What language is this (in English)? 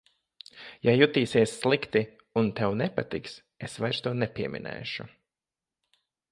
Latvian